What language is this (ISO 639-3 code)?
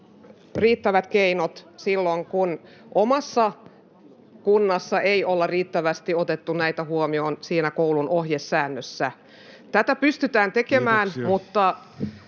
fin